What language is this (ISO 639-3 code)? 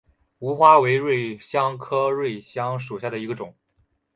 zho